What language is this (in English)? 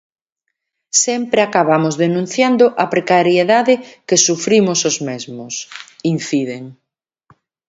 Galician